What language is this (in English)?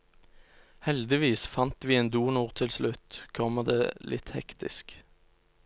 Norwegian